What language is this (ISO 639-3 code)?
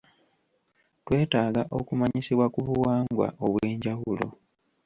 lug